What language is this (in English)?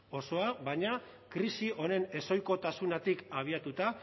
Basque